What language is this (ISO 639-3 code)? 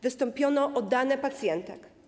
pol